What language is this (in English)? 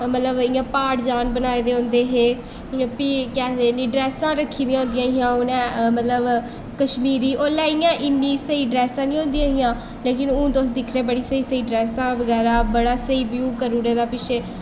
Dogri